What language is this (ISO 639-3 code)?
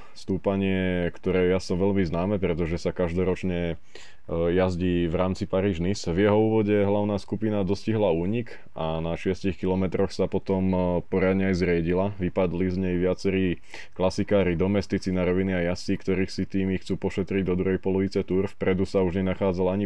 slk